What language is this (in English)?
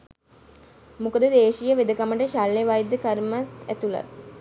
Sinhala